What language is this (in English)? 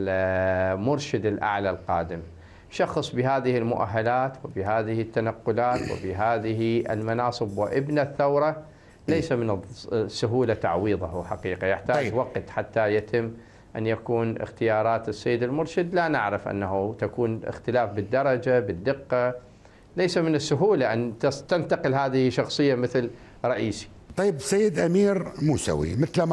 Arabic